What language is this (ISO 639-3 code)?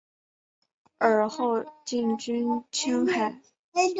zho